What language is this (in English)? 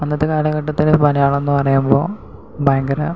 Malayalam